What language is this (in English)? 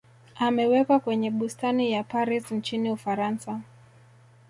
Swahili